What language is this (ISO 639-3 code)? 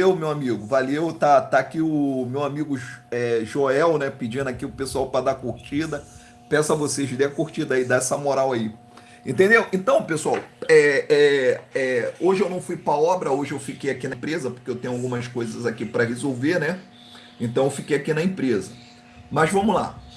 por